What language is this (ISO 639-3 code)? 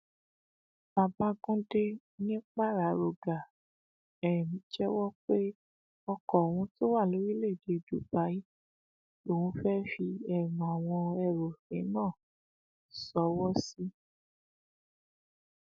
yor